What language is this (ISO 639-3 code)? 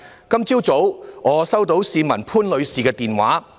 yue